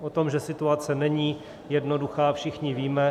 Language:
Czech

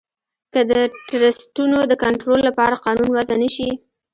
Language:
Pashto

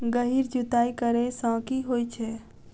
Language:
Maithili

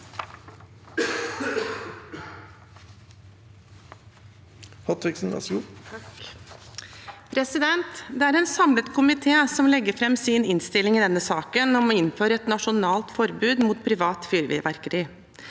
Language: Norwegian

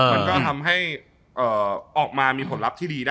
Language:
Thai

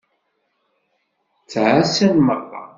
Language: Kabyle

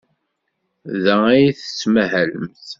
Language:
Kabyle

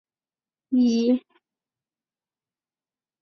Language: Chinese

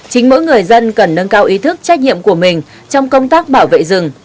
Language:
Vietnamese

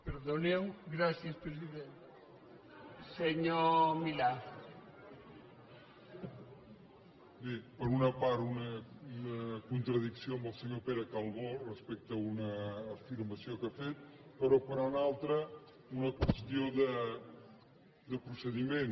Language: Catalan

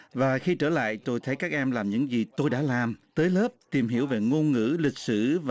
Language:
Vietnamese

